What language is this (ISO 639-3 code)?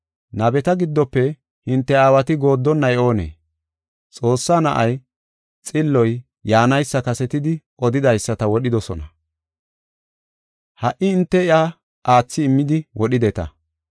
gof